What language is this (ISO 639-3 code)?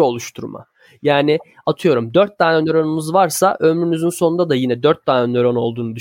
tur